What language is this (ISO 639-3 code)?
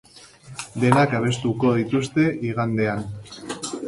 eus